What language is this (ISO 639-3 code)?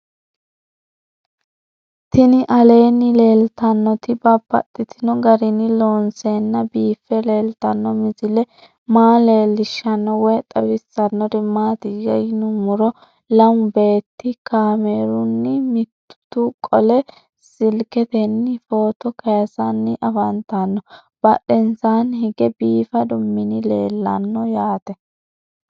sid